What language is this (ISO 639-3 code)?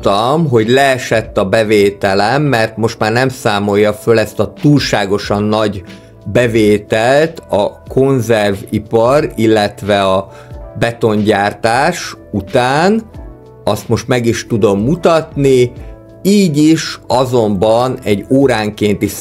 hun